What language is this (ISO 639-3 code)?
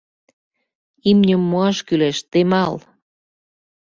chm